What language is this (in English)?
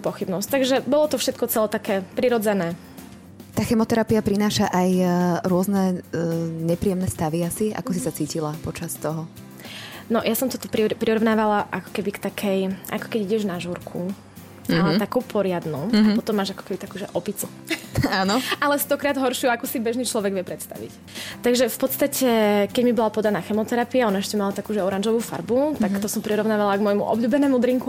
Slovak